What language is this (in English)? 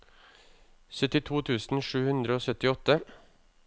Norwegian